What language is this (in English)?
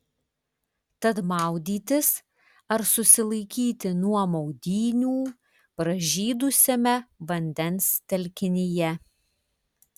Lithuanian